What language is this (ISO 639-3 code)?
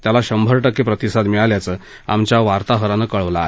mar